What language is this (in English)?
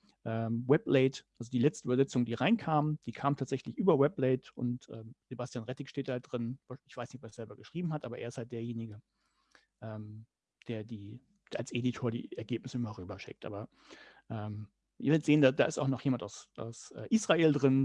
German